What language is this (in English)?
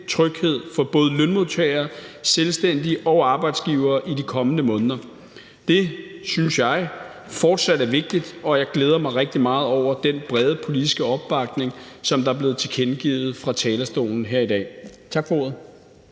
Danish